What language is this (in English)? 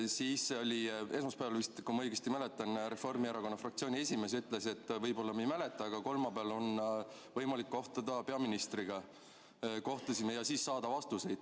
Estonian